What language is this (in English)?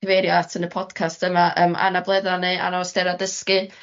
Welsh